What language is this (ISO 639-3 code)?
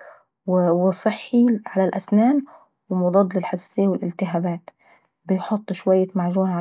aec